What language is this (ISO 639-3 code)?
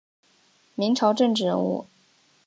zho